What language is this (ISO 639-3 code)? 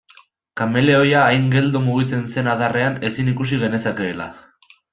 eus